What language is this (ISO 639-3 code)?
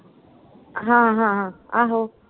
pan